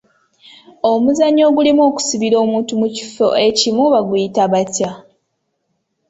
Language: Ganda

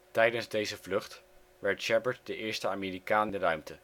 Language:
Dutch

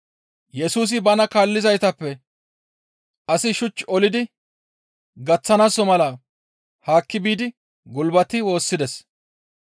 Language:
Gamo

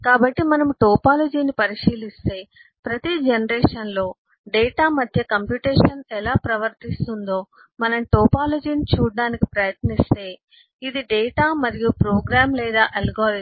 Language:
Telugu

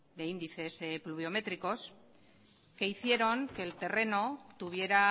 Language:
Spanish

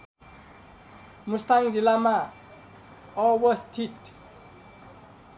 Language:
Nepali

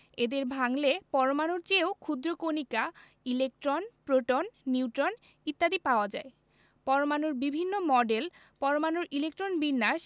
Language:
Bangla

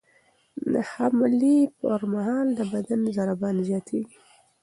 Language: Pashto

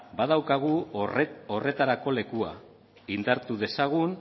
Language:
Basque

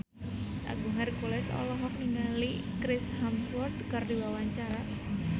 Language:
Sundanese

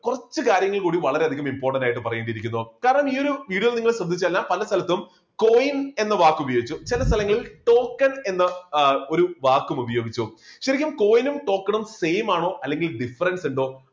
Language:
Malayalam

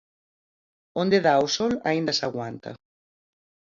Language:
Galician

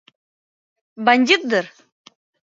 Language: Mari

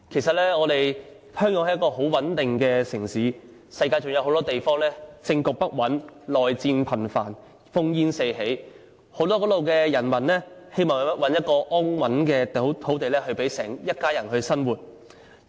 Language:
Cantonese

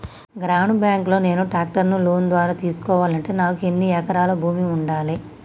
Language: Telugu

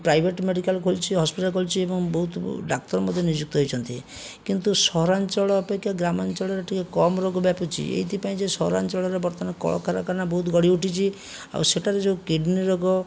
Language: Odia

